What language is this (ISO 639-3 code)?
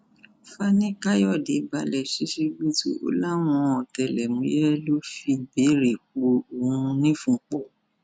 yor